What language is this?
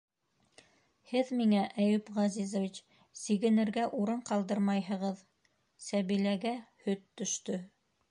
Bashkir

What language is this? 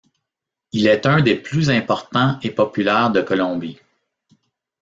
French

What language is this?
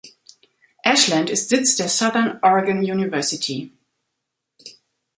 German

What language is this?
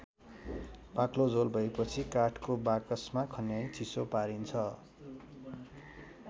Nepali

